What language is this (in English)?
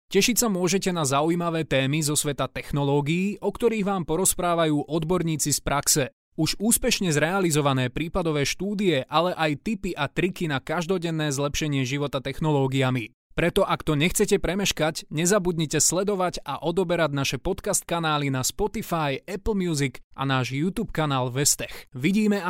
Slovak